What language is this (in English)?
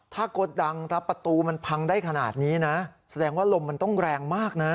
Thai